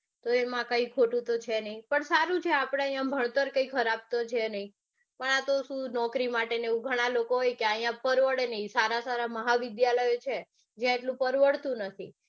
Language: Gujarati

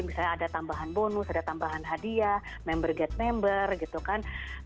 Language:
Indonesian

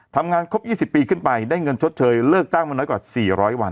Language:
Thai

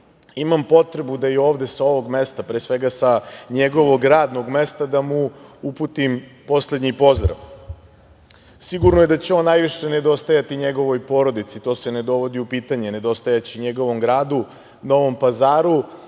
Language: Serbian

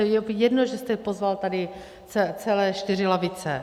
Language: Czech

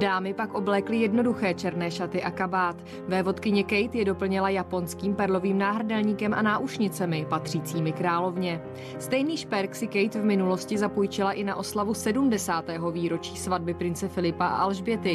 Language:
Czech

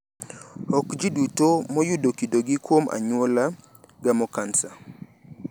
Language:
Luo (Kenya and Tanzania)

